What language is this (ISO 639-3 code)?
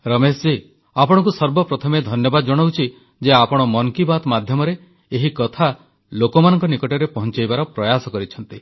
ori